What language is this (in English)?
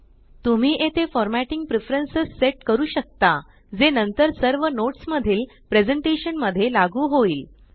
Marathi